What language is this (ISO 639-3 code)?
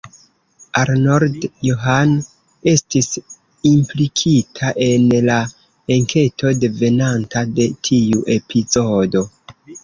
epo